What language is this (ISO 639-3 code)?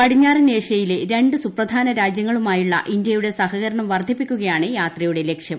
mal